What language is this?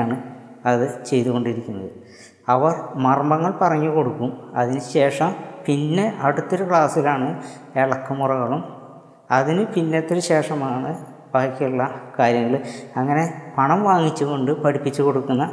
Malayalam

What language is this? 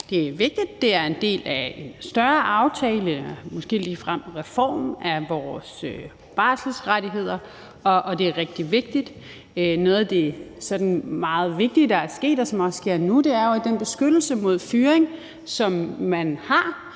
Danish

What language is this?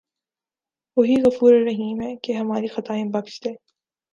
Urdu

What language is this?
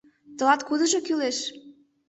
Mari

